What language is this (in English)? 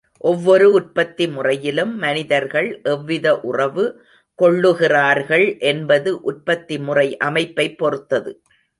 Tamil